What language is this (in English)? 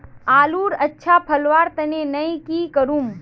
Magahi